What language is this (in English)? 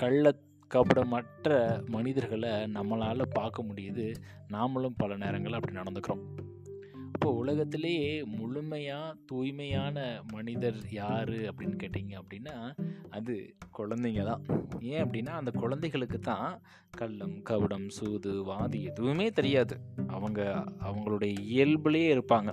Tamil